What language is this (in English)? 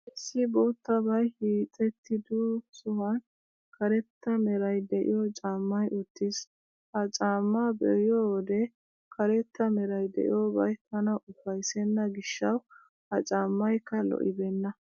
Wolaytta